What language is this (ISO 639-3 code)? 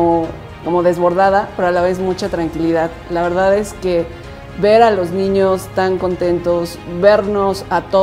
spa